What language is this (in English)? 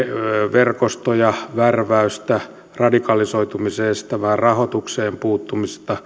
Finnish